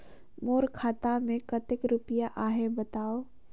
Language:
Chhattisgarhi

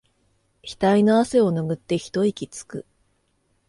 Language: Japanese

